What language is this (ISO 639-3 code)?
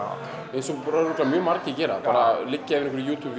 isl